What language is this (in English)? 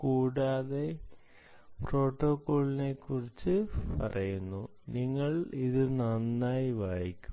Malayalam